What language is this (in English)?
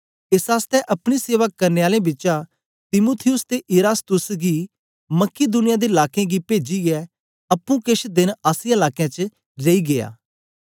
Dogri